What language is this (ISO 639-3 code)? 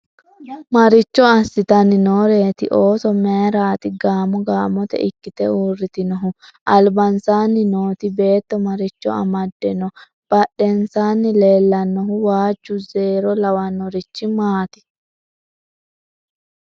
sid